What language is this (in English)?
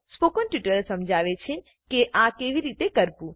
Gujarati